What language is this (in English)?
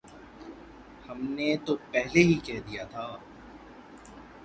Urdu